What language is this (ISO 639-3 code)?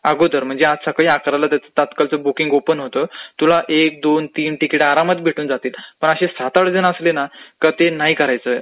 mar